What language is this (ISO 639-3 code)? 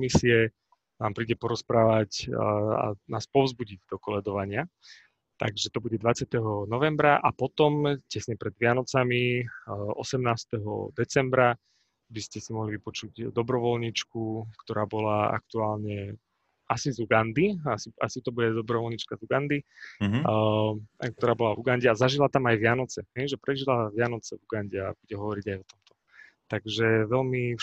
slk